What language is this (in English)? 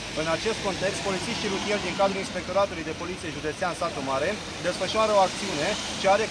Romanian